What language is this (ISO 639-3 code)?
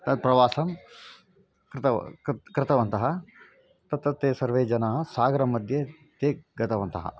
san